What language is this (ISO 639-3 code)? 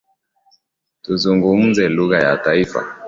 swa